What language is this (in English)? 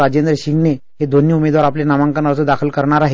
Marathi